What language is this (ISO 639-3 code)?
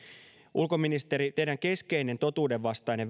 fin